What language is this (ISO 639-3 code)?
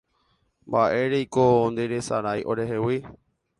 grn